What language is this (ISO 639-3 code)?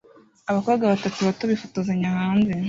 kin